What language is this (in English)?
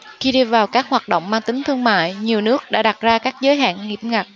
Vietnamese